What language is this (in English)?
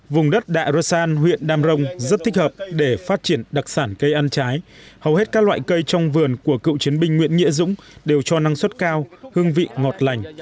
Vietnamese